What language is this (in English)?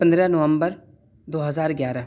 Urdu